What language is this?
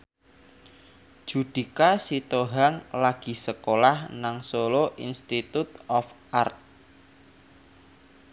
Javanese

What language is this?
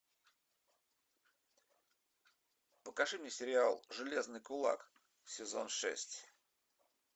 Russian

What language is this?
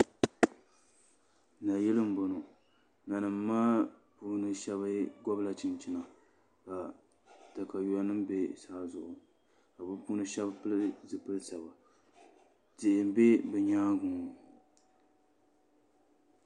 Dagbani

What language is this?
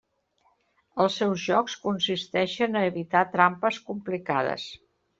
Catalan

